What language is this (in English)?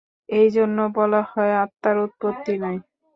Bangla